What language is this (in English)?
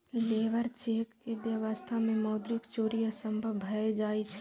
Maithili